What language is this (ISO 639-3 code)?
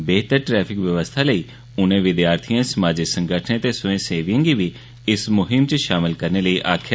doi